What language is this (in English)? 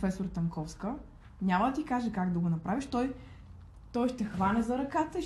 Bulgarian